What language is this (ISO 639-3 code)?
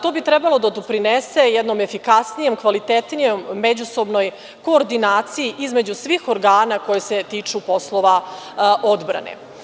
srp